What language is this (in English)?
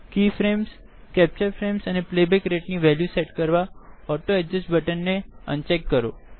Gujarati